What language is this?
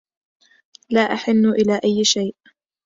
Arabic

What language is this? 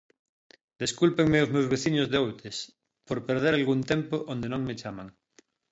Galician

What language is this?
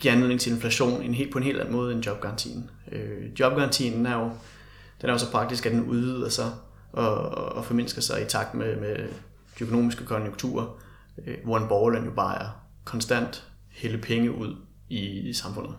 Danish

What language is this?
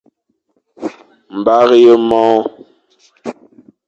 Fang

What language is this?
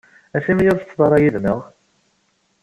Kabyle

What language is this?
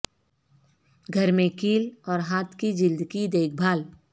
Urdu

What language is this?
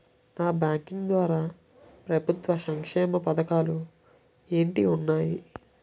Telugu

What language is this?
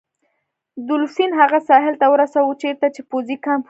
Pashto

